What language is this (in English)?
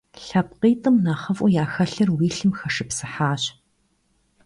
Kabardian